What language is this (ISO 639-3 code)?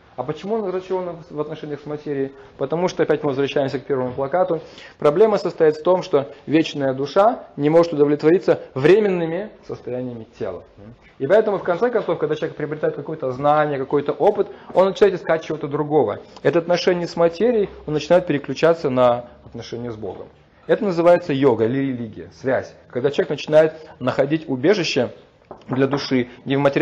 rus